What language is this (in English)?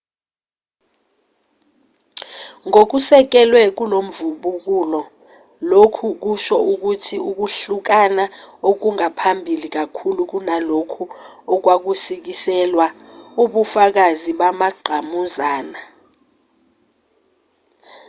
Zulu